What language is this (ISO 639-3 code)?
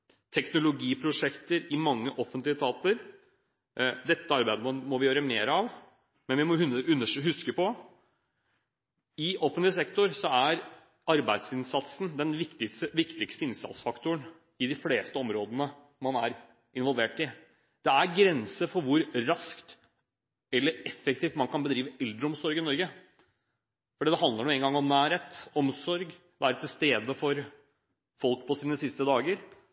nob